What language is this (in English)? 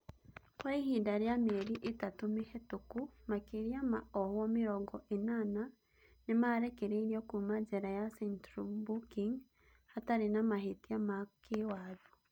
Kikuyu